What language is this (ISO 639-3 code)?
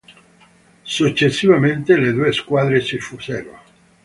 ita